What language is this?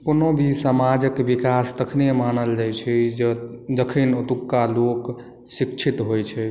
Maithili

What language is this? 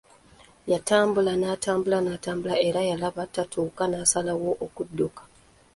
Ganda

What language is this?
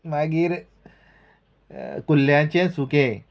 Konkani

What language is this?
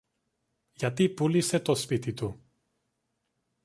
Greek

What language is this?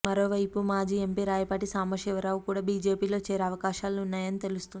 Telugu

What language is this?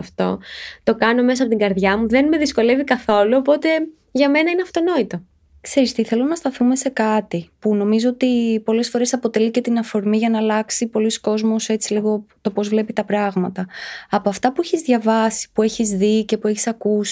Greek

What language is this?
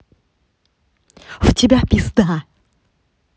Russian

